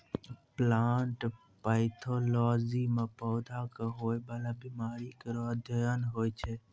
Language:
Maithili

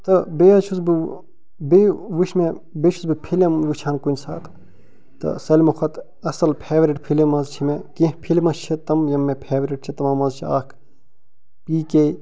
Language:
Kashmiri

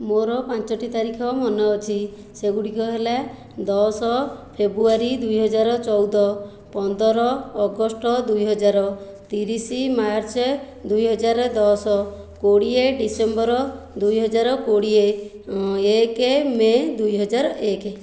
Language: Odia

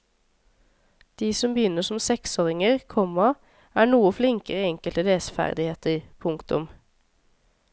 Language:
Norwegian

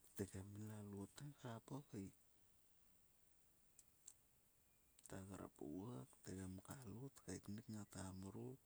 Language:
Sulka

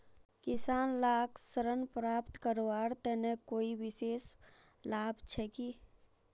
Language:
Magahi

